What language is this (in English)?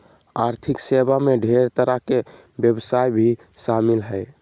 Magahi